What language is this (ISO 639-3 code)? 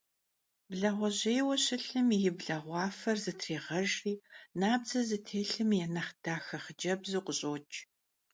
kbd